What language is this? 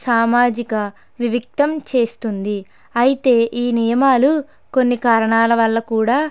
Telugu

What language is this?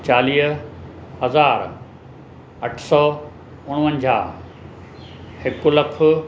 Sindhi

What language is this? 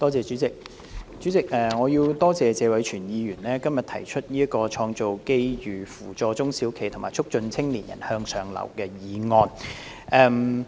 Cantonese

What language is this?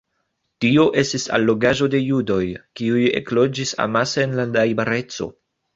Esperanto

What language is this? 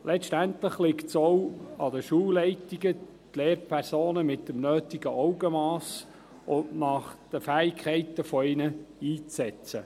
Swiss German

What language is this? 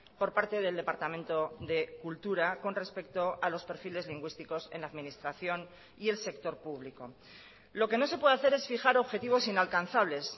Spanish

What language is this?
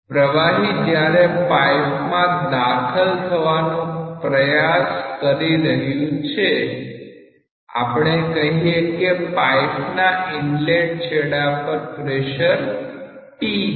Gujarati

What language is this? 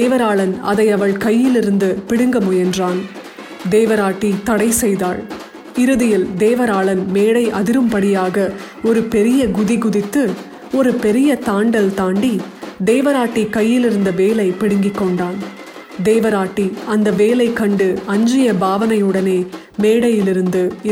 Tamil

